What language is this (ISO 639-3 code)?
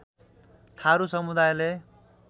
nep